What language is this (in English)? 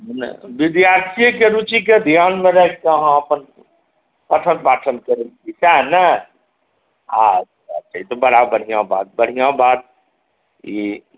Maithili